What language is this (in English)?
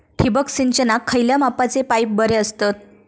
Marathi